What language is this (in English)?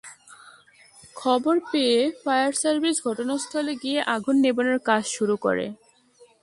Bangla